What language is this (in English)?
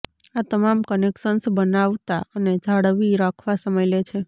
Gujarati